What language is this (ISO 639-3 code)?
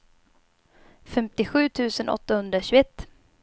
swe